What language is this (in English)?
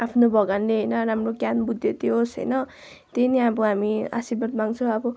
Nepali